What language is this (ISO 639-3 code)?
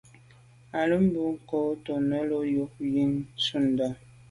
byv